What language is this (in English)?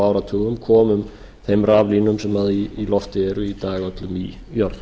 Icelandic